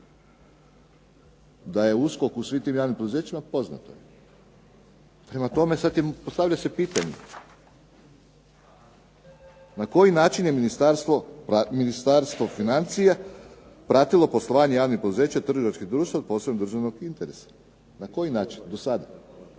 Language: Croatian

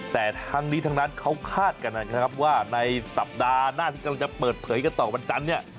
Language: Thai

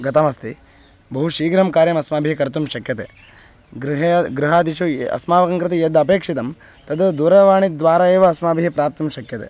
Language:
Sanskrit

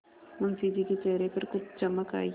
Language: Hindi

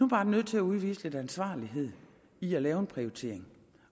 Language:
Danish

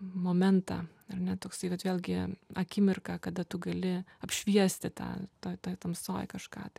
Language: Lithuanian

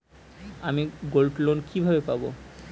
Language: Bangla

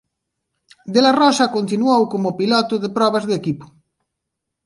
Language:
Galician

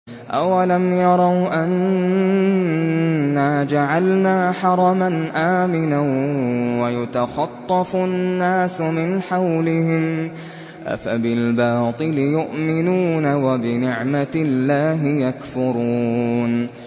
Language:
Arabic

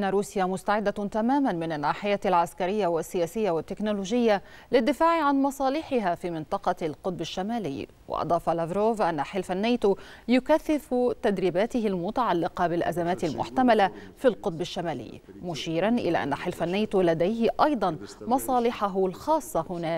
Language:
Arabic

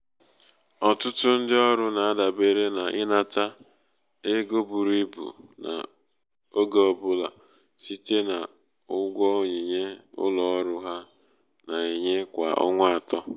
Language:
Igbo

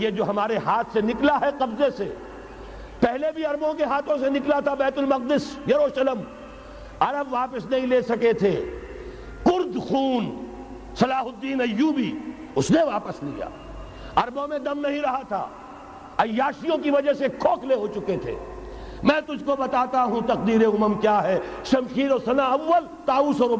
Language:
Urdu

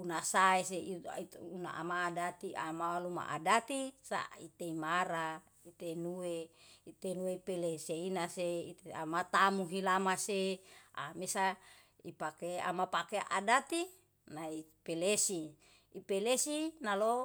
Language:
Yalahatan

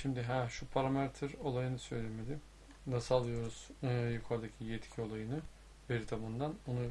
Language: Turkish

